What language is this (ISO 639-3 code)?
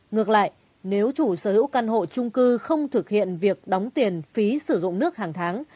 vie